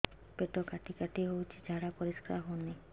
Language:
Odia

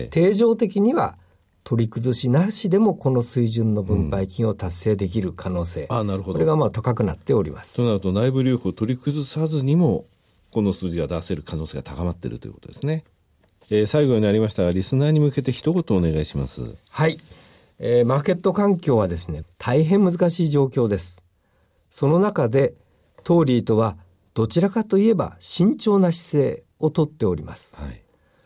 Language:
Japanese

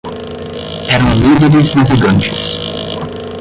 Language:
Portuguese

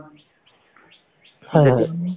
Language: Assamese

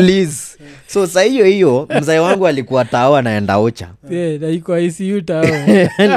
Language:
Swahili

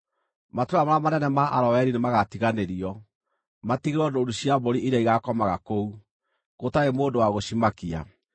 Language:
Kikuyu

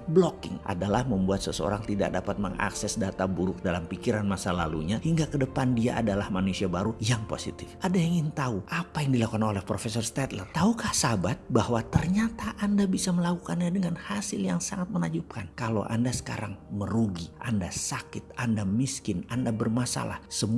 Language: Indonesian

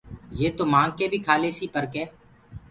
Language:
Gurgula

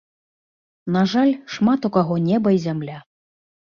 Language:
Belarusian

